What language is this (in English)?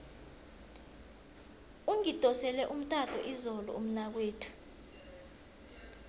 South Ndebele